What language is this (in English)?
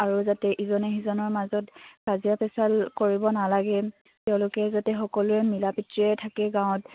Assamese